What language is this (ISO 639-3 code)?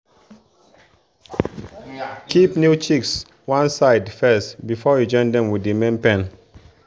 pcm